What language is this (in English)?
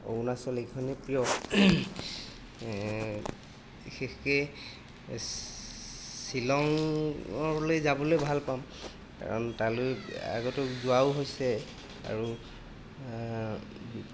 Assamese